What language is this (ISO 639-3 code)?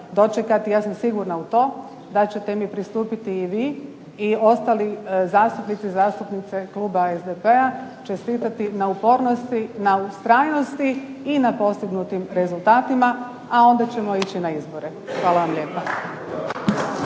hrv